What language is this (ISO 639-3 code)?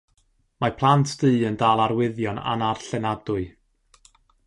cym